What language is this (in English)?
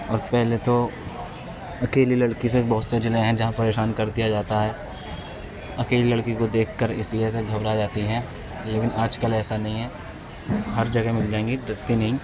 Urdu